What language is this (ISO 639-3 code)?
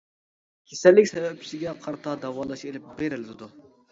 uig